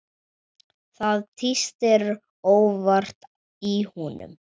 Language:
Icelandic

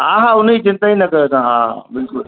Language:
Sindhi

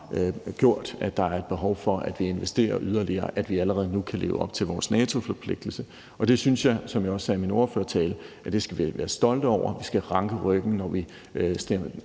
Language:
Danish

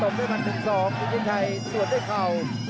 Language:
Thai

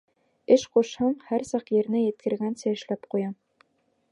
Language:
Bashkir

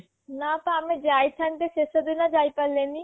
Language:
Odia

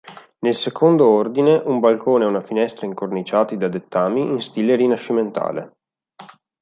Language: Italian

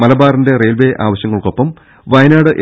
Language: Malayalam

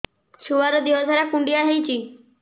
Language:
Odia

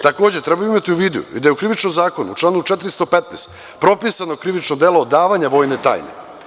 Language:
Serbian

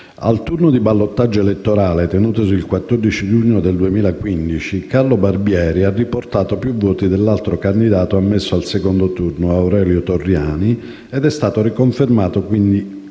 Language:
Italian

